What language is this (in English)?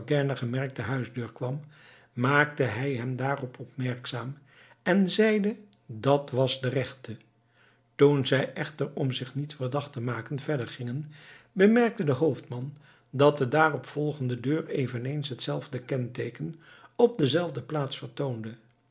Dutch